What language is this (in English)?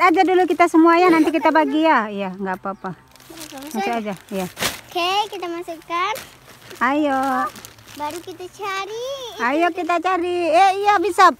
Indonesian